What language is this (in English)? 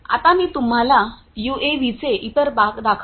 Marathi